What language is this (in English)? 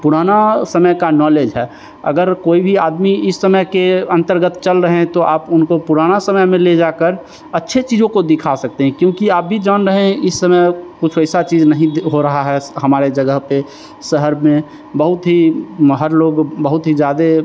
Hindi